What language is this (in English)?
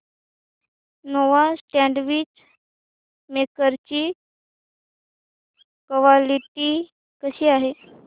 Marathi